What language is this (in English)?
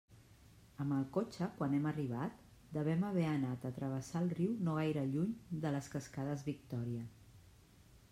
Catalan